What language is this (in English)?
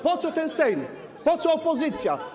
Polish